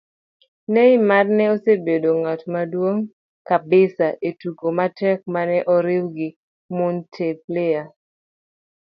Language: Luo (Kenya and Tanzania)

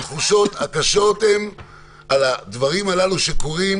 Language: Hebrew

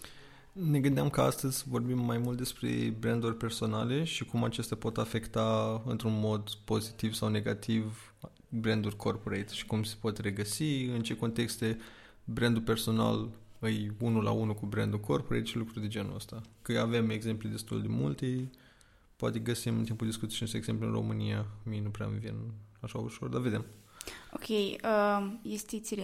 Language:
Romanian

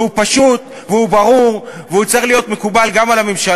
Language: Hebrew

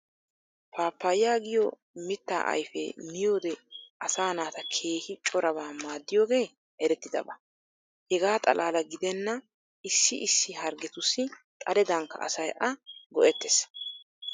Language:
Wolaytta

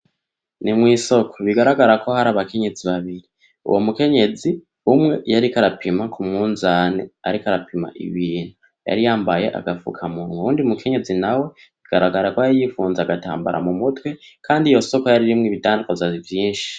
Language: Rundi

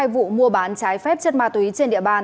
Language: Vietnamese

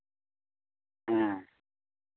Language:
Santali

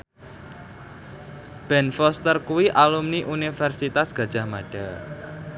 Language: Javanese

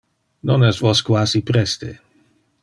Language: Interlingua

